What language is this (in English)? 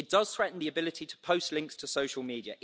English